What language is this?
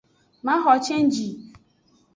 Aja (Benin)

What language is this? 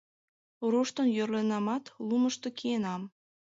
Mari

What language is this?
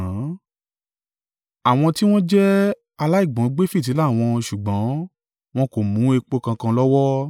Yoruba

